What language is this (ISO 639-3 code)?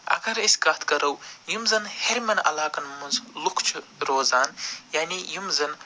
kas